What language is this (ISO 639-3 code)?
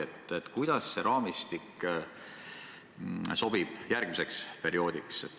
est